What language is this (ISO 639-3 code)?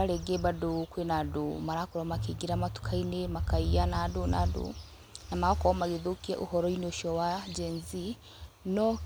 kik